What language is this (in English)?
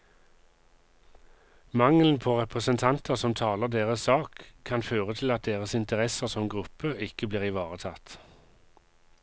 Norwegian